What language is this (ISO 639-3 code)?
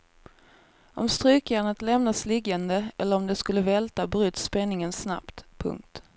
swe